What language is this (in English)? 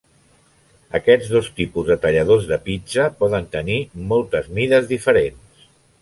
Catalan